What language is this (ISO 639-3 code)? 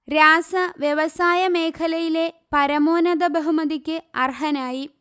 mal